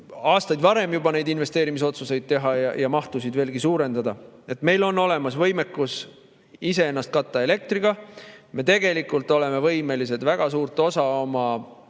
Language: Estonian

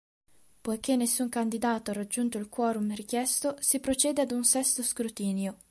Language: Italian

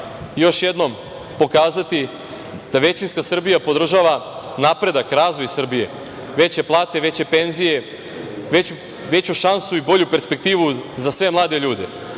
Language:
Serbian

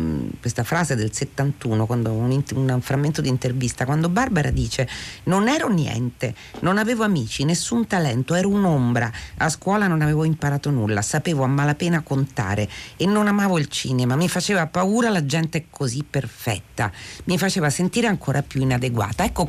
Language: Italian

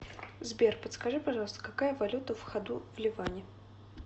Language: Russian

